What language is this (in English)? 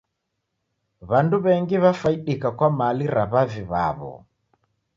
Taita